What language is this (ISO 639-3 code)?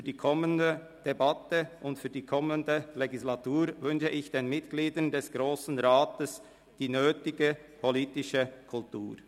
gsw